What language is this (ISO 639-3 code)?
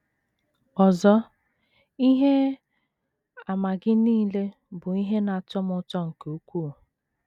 ibo